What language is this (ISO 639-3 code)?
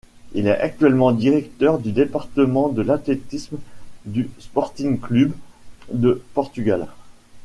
fra